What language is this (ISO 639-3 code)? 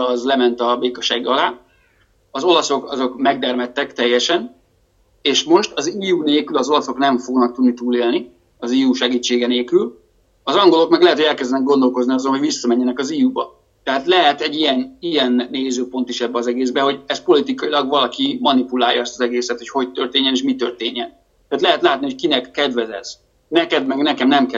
hun